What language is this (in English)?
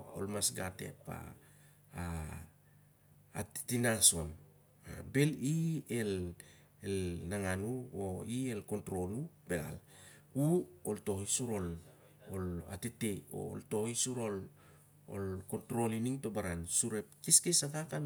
Siar-Lak